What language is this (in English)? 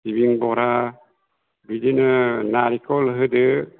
Bodo